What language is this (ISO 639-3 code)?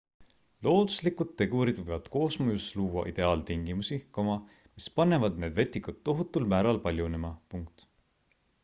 est